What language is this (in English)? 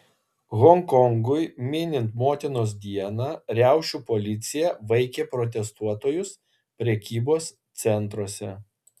Lithuanian